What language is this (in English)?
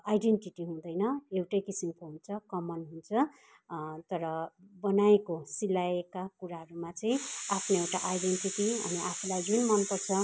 Nepali